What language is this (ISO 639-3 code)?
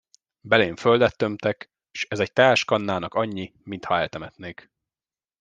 hun